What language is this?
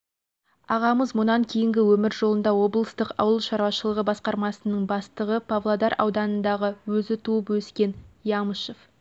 Kazakh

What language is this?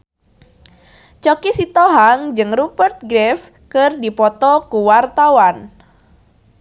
Sundanese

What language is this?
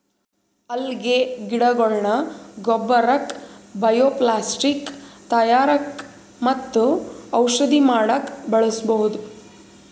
Kannada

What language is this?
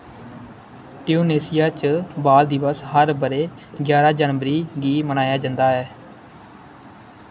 Dogri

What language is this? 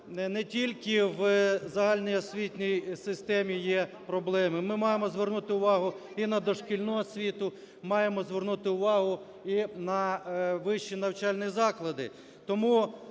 Ukrainian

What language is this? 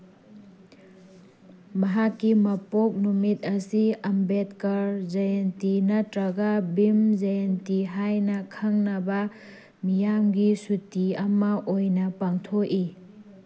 Manipuri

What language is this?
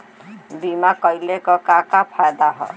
Bhojpuri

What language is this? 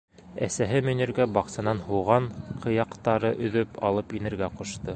Bashkir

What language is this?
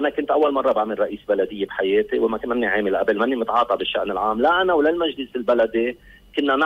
Arabic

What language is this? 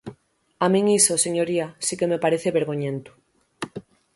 Galician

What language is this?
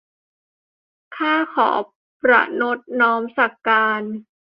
Thai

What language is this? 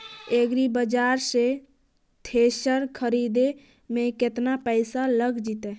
Magahi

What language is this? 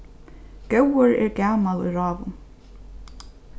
Faroese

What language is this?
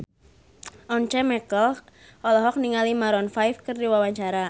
Sundanese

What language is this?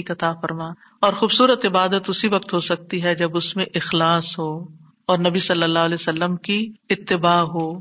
Urdu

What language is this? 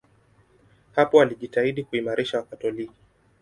Swahili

